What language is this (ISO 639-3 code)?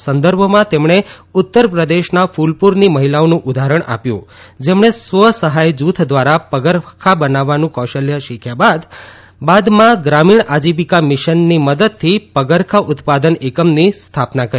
guj